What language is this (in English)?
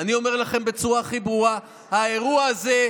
Hebrew